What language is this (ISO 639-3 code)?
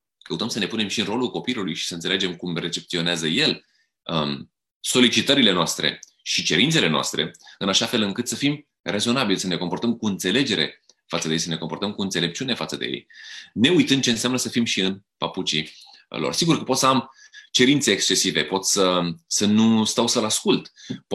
ron